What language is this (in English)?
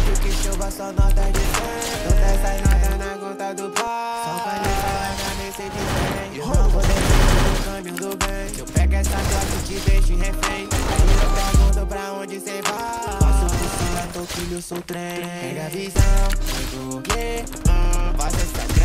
Romanian